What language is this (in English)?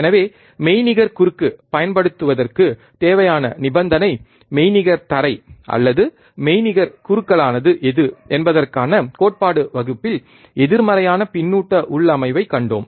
Tamil